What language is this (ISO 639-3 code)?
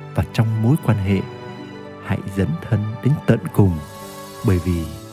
vie